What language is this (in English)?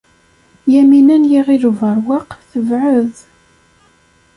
Kabyle